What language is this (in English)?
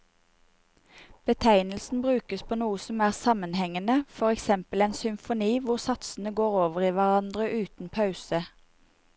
Norwegian